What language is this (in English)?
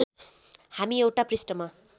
Nepali